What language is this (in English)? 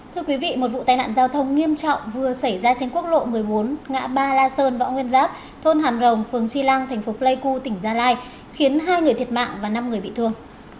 Vietnamese